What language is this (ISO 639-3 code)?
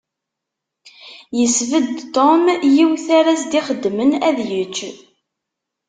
kab